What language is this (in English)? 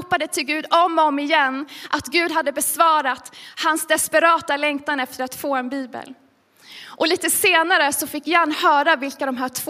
Swedish